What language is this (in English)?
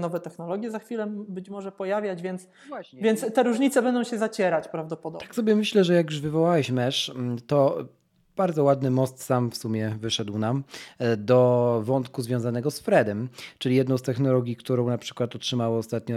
Polish